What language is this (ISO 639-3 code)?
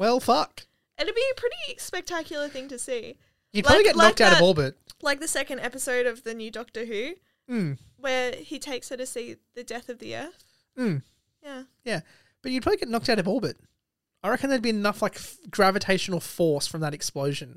eng